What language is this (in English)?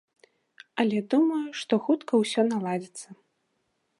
Belarusian